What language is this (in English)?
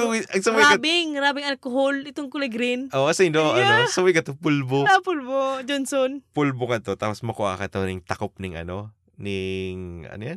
Filipino